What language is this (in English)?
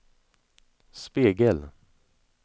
Swedish